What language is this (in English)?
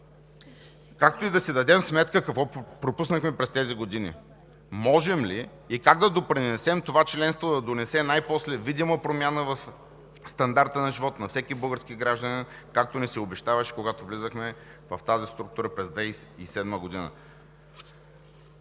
Bulgarian